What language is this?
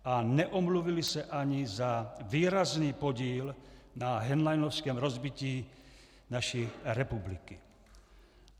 Czech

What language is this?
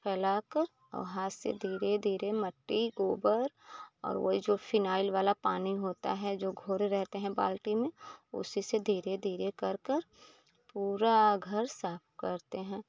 Hindi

